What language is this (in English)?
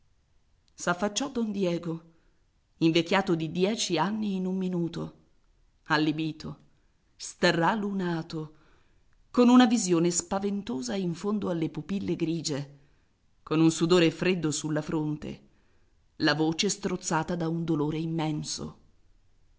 Italian